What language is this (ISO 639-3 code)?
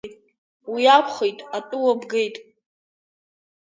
abk